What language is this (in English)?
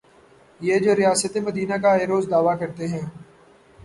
Urdu